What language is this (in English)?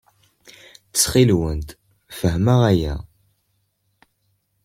Kabyle